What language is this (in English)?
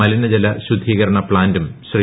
Malayalam